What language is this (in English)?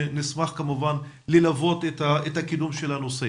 Hebrew